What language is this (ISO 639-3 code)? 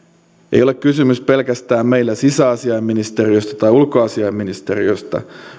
fin